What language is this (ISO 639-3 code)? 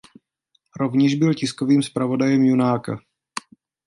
ces